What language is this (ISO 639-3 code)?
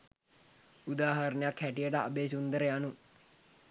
sin